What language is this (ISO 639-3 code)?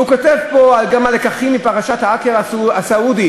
heb